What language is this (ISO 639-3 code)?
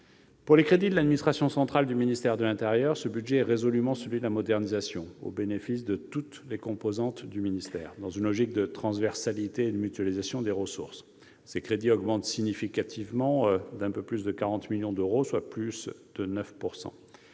fra